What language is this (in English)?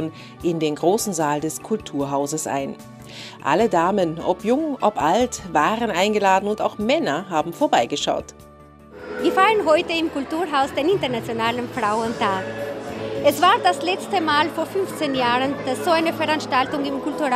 German